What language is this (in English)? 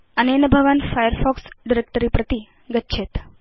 Sanskrit